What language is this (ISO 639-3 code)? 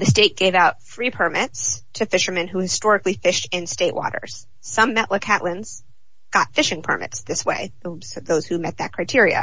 eng